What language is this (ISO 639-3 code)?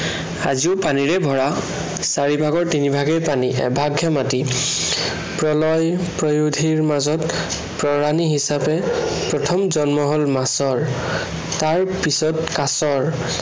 asm